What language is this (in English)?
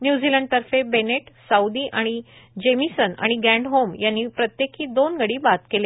Marathi